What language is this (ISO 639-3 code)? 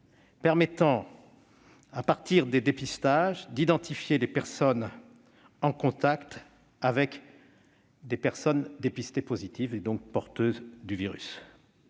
fra